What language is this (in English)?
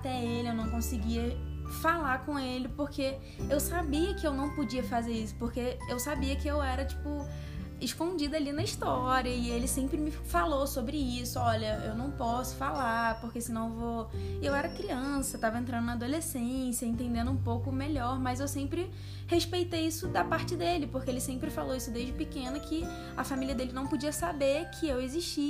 Portuguese